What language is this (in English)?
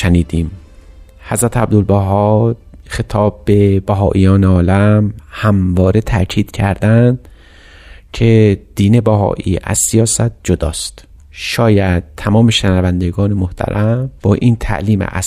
Persian